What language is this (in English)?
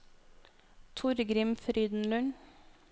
Norwegian